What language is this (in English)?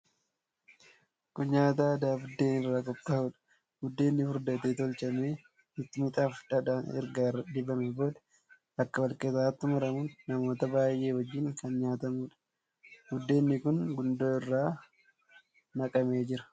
Oromo